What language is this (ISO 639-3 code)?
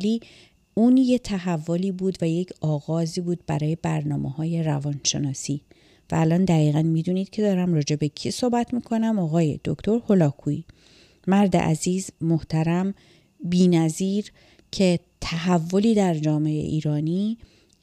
fas